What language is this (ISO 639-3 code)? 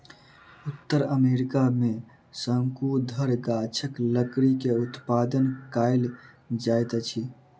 mai